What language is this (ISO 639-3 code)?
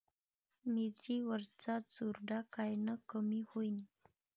mar